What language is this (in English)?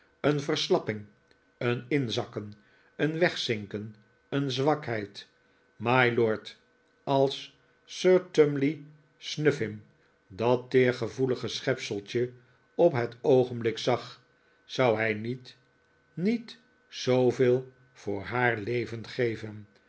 Dutch